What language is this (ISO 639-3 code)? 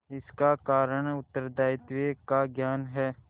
hin